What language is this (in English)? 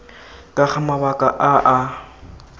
Tswana